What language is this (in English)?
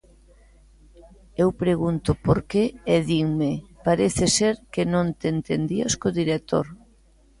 Galician